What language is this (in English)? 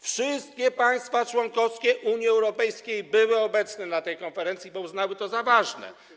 Polish